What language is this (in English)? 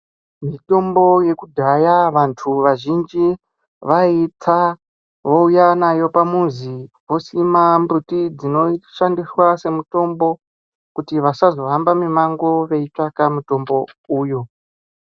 Ndau